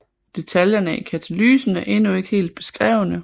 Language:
Danish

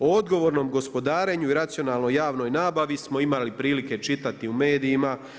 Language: Croatian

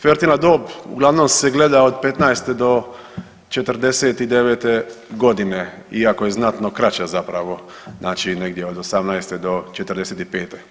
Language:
Croatian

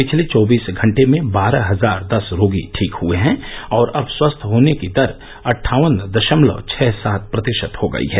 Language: Hindi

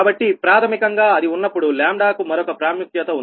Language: Telugu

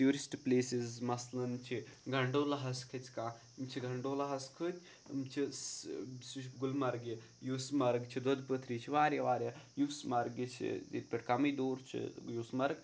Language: Kashmiri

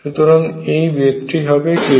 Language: Bangla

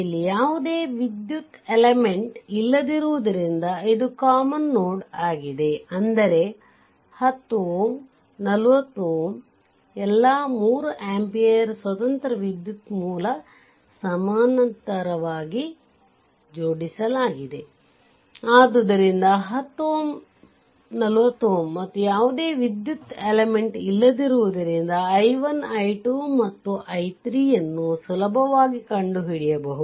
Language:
Kannada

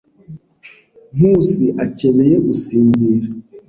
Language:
Kinyarwanda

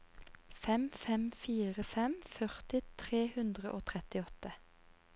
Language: Norwegian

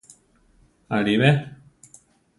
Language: Central Tarahumara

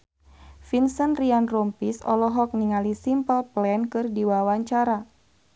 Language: Sundanese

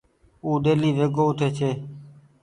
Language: Goaria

